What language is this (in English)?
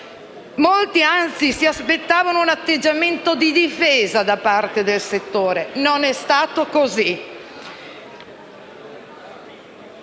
Italian